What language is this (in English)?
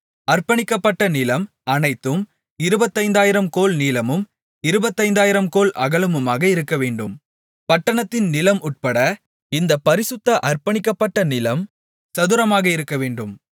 Tamil